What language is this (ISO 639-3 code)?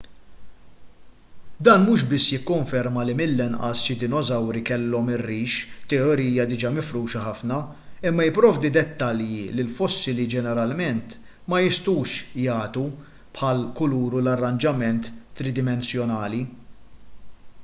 mlt